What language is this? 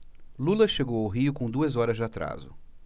Portuguese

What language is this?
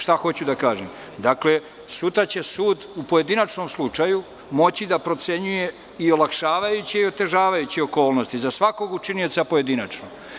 Serbian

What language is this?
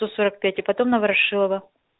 Russian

